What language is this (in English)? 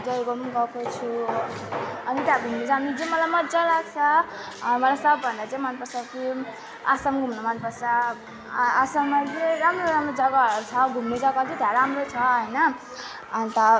Nepali